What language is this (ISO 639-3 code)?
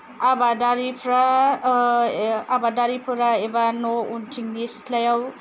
brx